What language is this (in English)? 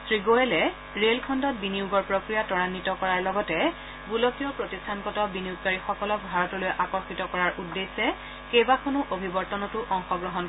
Assamese